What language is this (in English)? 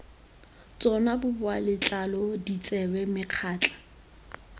Tswana